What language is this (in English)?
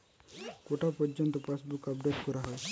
Bangla